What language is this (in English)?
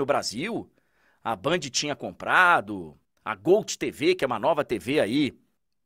Portuguese